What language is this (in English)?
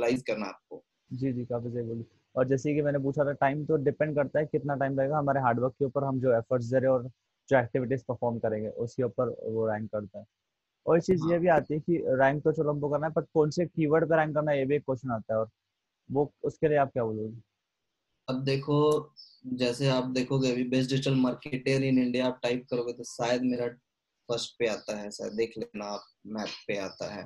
Hindi